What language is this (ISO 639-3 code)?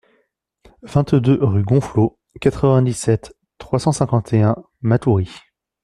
fra